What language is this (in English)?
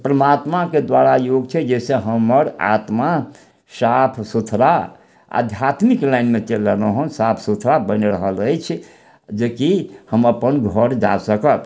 Maithili